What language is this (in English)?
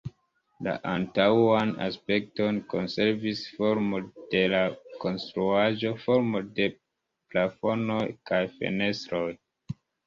Esperanto